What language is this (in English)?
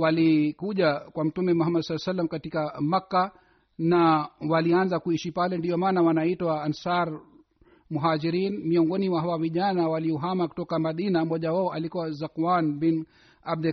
Swahili